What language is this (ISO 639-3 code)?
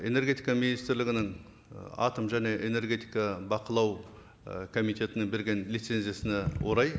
kaz